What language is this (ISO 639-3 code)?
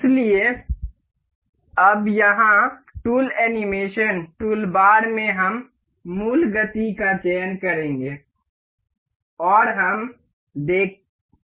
hin